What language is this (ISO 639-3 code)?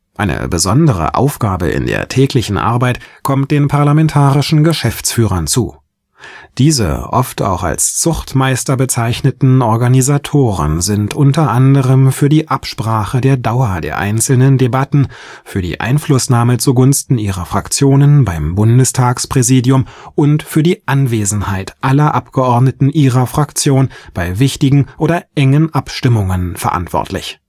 deu